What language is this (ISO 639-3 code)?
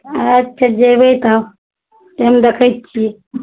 mai